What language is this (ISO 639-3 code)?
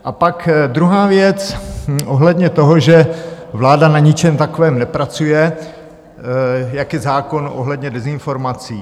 ces